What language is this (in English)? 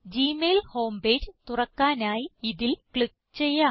Malayalam